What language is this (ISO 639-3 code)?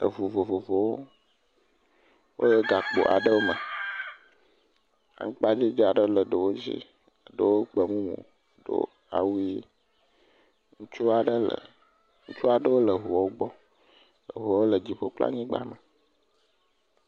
ewe